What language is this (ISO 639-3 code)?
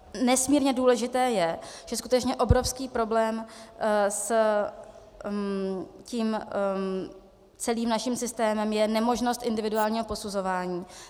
ces